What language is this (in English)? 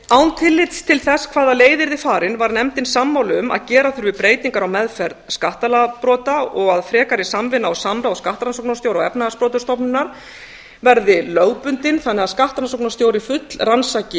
Icelandic